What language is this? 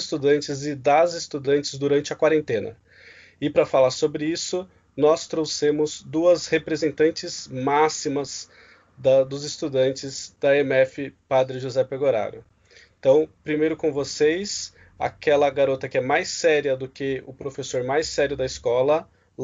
Portuguese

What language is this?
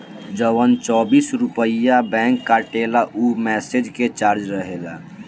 Bhojpuri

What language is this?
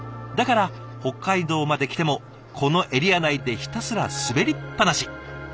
Japanese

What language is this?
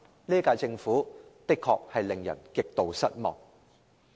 Cantonese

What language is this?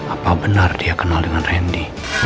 Indonesian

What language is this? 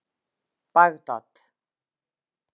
Icelandic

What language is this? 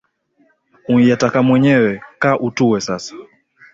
Swahili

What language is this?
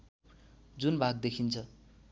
Nepali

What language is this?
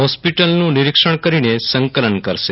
Gujarati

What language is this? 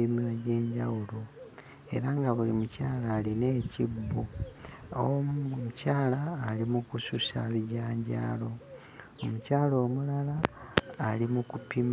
Ganda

